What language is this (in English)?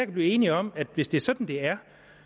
Danish